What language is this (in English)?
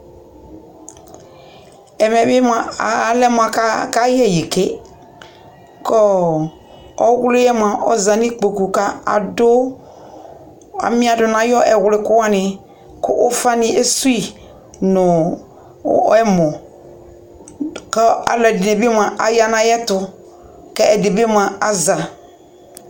Ikposo